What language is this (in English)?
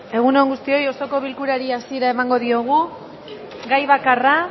Basque